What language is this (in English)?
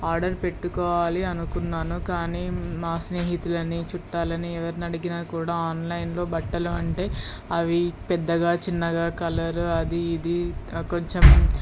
Telugu